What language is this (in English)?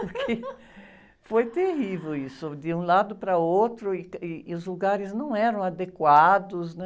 Portuguese